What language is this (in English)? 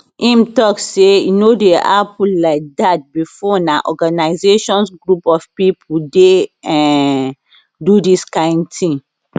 Nigerian Pidgin